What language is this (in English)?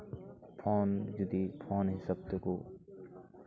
Santali